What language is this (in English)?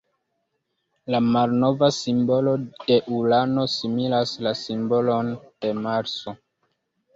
Esperanto